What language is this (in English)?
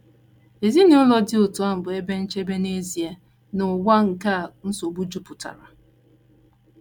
Igbo